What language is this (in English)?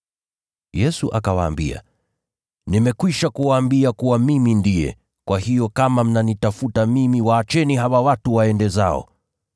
Swahili